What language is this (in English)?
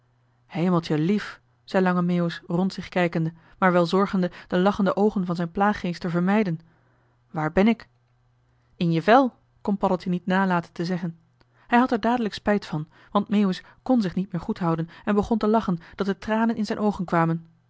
Dutch